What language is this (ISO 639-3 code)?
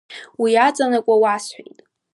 abk